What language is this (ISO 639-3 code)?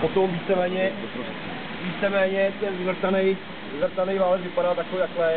ces